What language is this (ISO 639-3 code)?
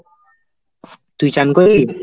ben